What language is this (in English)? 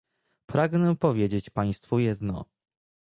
Polish